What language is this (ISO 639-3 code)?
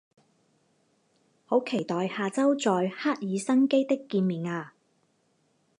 zho